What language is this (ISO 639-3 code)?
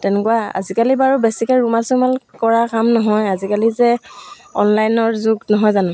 asm